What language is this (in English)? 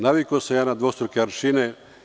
Serbian